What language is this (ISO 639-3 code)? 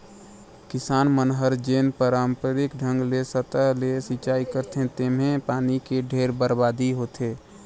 hne